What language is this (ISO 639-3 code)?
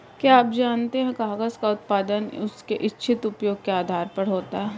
hin